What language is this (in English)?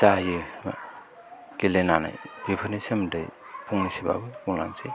Bodo